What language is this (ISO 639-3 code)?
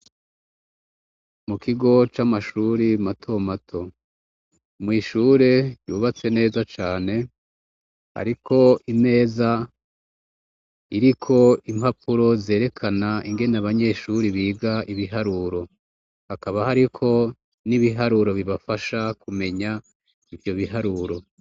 run